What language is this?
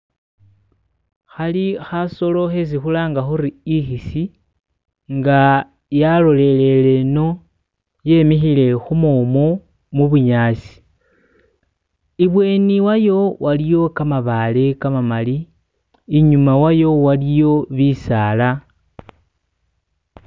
Masaaba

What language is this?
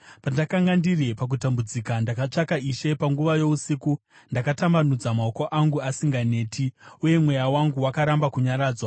Shona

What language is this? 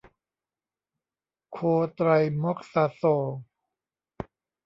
Thai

